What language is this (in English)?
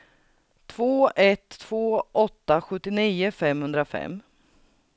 Swedish